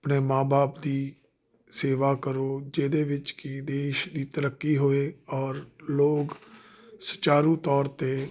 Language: Punjabi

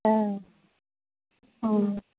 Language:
Bodo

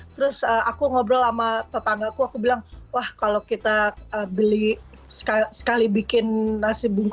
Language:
Indonesian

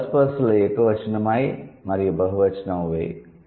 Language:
Telugu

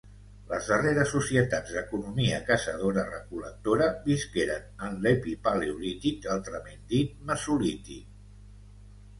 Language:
Catalan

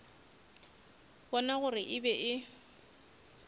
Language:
Northern Sotho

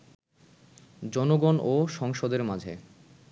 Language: Bangla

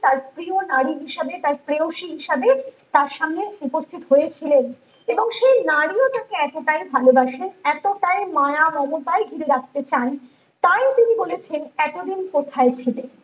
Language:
Bangla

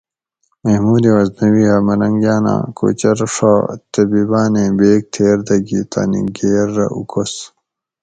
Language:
Gawri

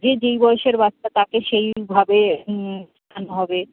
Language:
Bangla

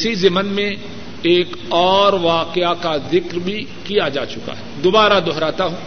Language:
Urdu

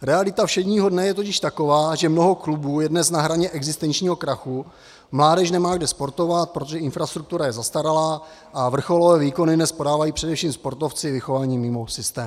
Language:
Czech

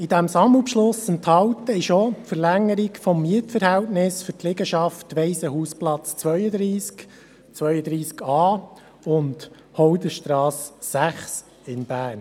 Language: Swiss German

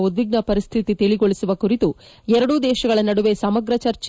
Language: Kannada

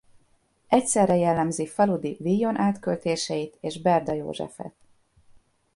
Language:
Hungarian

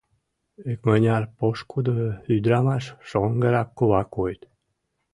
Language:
Mari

